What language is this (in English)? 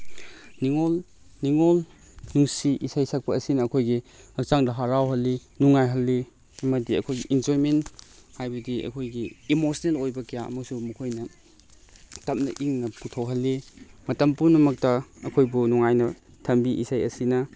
Manipuri